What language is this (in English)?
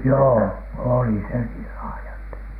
Finnish